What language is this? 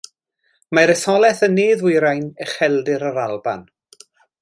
Welsh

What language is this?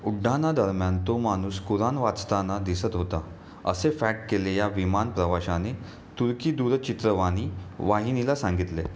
Marathi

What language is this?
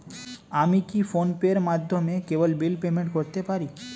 Bangla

